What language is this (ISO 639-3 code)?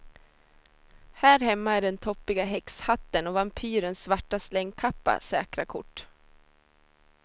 swe